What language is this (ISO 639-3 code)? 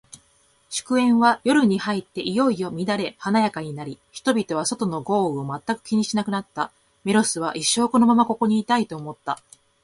jpn